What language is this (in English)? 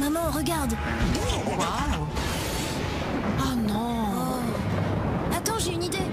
French